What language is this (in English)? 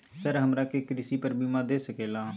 Magahi